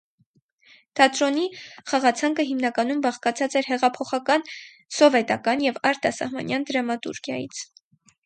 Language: Armenian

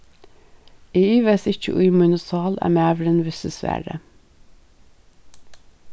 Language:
Faroese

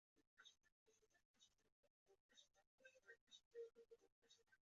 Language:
Chinese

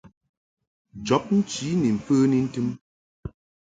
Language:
Mungaka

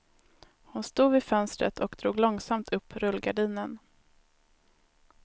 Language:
Swedish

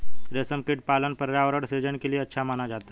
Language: Hindi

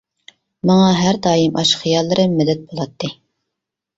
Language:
Uyghur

